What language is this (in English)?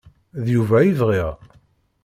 Kabyle